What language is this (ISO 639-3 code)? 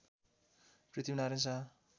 nep